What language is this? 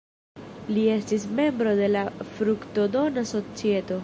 Esperanto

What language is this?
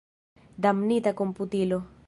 Esperanto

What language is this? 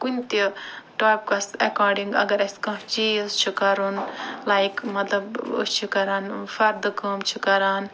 Kashmiri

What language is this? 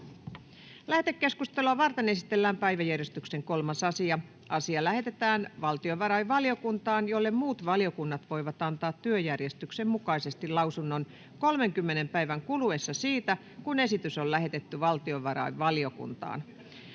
Finnish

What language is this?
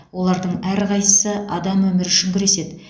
Kazakh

